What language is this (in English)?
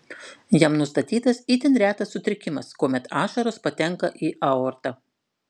Lithuanian